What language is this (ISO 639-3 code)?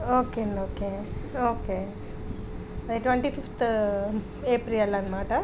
tel